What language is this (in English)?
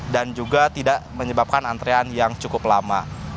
Indonesian